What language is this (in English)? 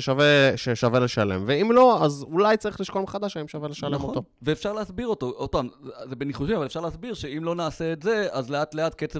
Hebrew